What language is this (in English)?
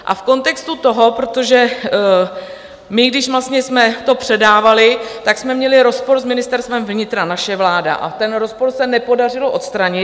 Czech